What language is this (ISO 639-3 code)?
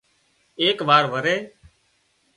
kxp